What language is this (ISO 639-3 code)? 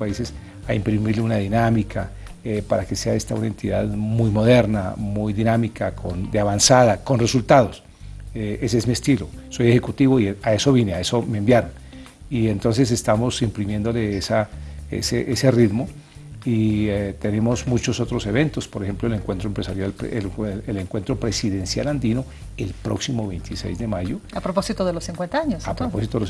spa